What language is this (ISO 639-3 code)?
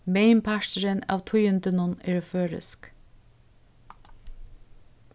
fao